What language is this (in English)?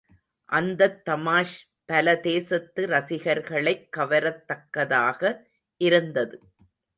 Tamil